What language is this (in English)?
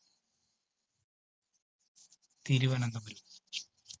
Malayalam